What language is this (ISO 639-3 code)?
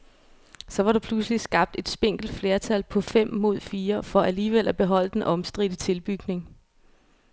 dan